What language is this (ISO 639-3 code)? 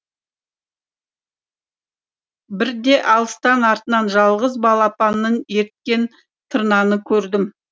kaz